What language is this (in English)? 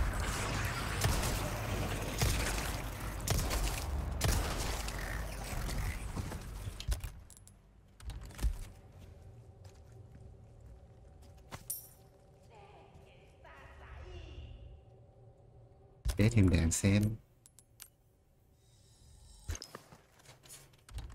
Vietnamese